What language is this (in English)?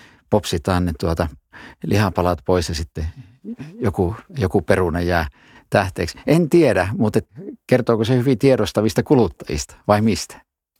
Finnish